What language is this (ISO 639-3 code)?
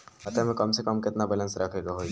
bho